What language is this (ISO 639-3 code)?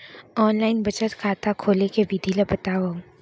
hne